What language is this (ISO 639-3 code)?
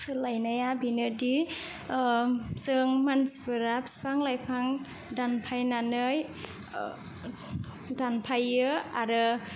brx